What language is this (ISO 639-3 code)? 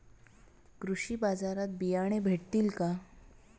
mar